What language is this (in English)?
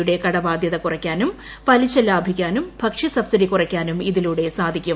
Malayalam